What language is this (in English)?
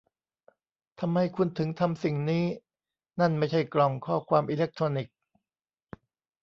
Thai